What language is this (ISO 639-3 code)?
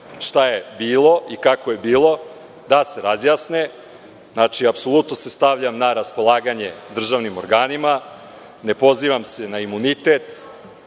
srp